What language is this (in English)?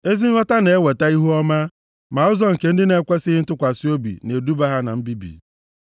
Igbo